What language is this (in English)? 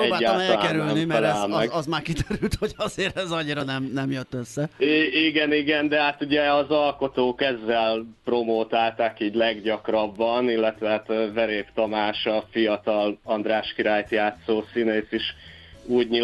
Hungarian